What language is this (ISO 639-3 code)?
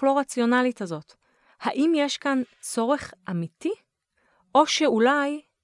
heb